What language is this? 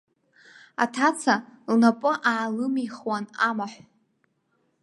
Abkhazian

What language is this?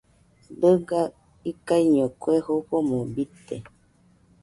Nüpode Huitoto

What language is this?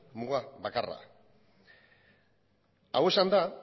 Basque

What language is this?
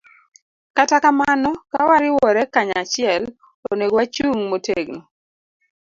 Luo (Kenya and Tanzania)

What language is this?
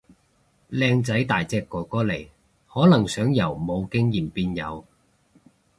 Cantonese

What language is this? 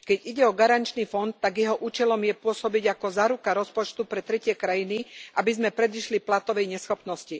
Slovak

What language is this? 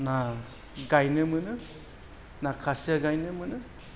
Bodo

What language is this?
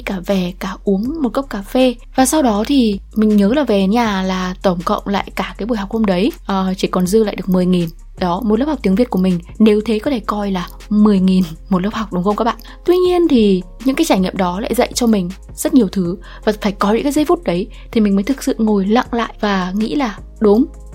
Vietnamese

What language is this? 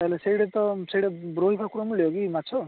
Odia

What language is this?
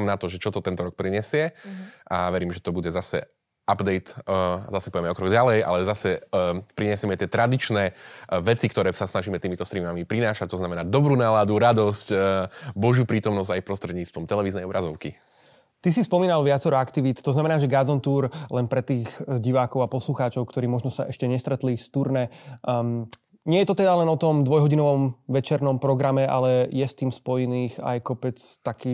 Slovak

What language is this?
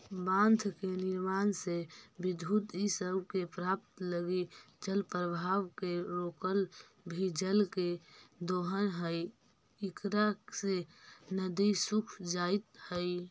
Magahi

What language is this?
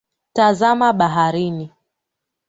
Swahili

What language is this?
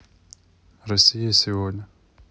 Russian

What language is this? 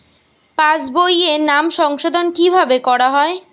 Bangla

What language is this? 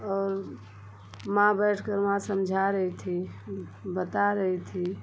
Hindi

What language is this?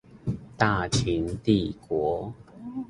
Chinese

